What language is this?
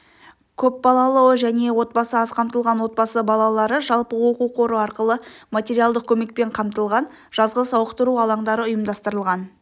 Kazakh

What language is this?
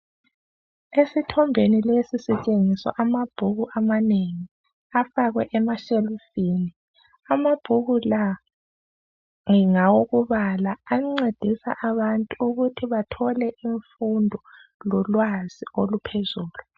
North Ndebele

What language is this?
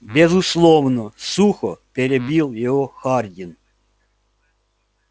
Russian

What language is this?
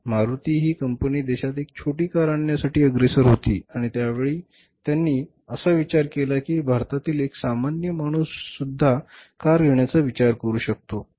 Marathi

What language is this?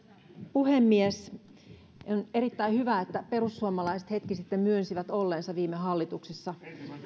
Finnish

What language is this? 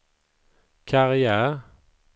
Swedish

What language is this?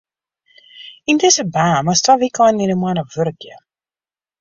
Western Frisian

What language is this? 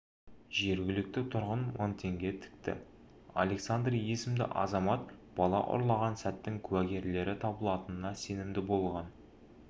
Kazakh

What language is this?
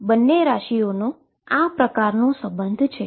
Gujarati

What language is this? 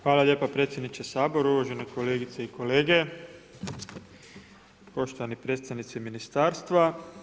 Croatian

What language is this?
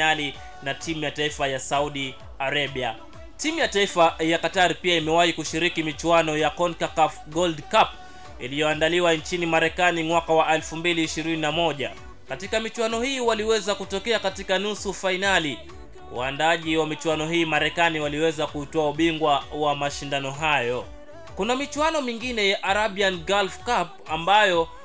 Swahili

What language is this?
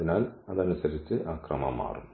Malayalam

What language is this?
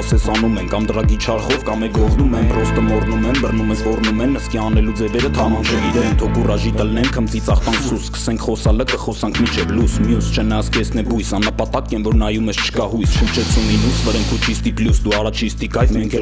Armenian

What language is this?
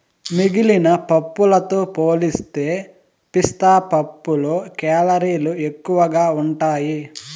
Telugu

